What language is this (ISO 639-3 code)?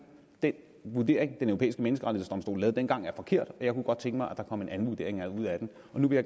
dan